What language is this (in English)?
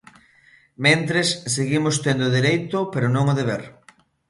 Galician